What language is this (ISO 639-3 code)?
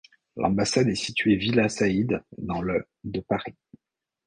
fra